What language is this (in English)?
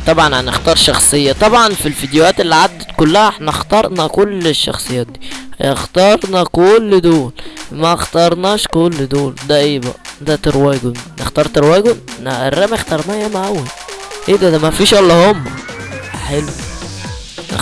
Arabic